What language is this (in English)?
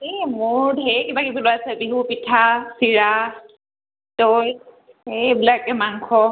Assamese